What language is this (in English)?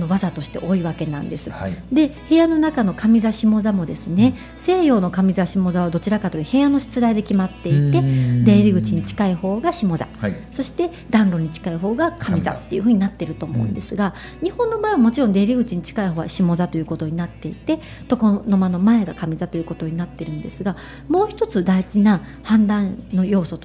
Japanese